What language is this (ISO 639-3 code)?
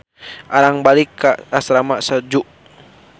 sun